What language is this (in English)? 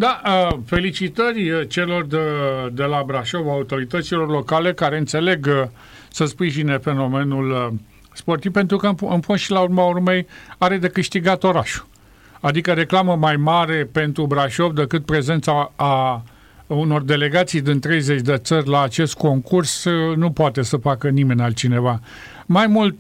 Romanian